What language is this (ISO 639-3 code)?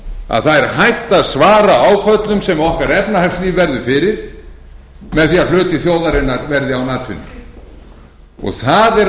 isl